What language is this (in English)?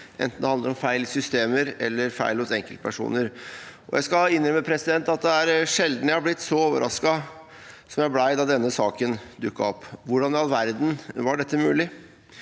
Norwegian